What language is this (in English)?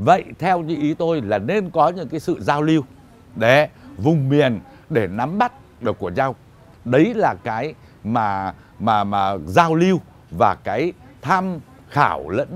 Vietnamese